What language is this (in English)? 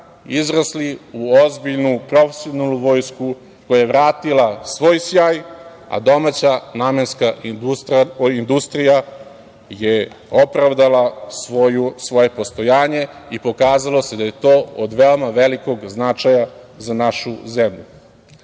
Serbian